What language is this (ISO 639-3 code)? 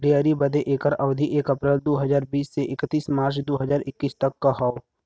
bho